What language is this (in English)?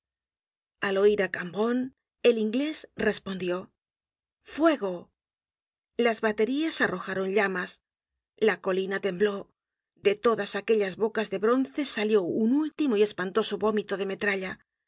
Spanish